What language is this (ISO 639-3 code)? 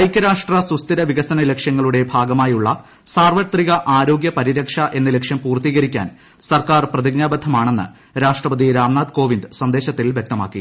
mal